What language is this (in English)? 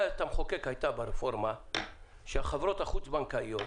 Hebrew